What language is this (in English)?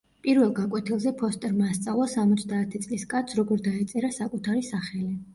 Georgian